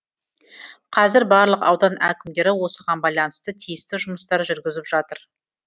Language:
Kazakh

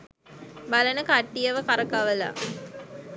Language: Sinhala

